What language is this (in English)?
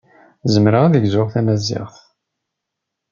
Kabyle